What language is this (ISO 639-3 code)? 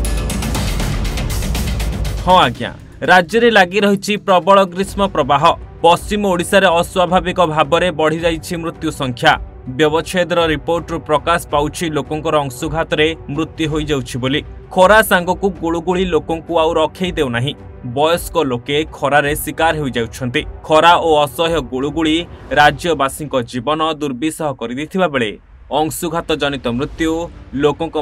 ben